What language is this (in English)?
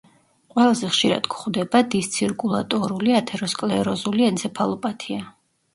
Georgian